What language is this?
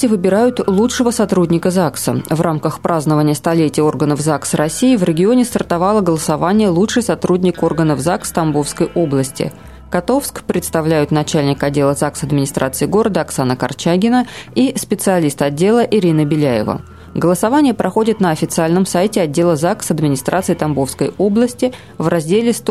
Russian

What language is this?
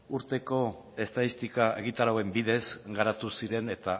Basque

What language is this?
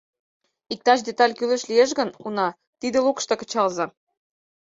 Mari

